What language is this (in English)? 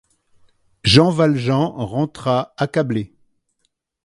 French